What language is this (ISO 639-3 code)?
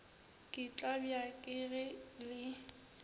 nso